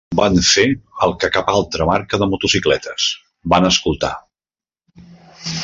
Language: Catalan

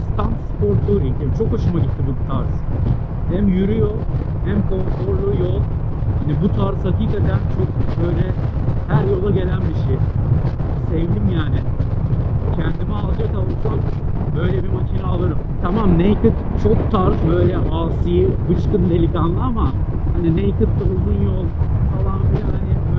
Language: Turkish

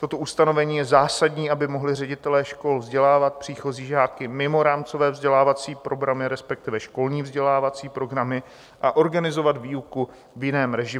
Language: Czech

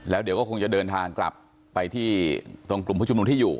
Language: Thai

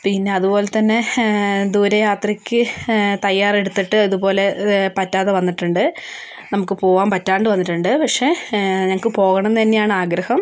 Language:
Malayalam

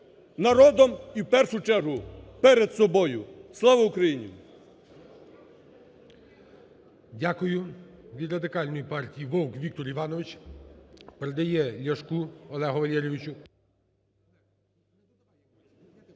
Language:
Ukrainian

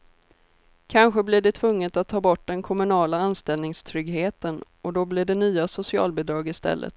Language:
Swedish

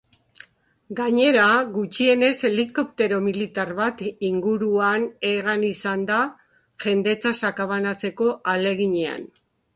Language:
Basque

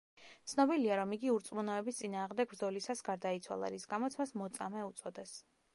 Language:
Georgian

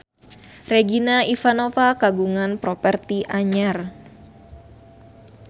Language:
Sundanese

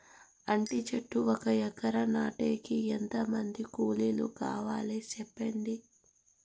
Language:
Telugu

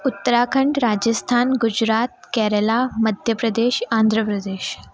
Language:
Sindhi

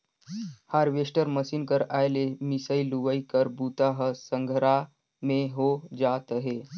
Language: Chhattisgarhi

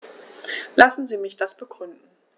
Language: German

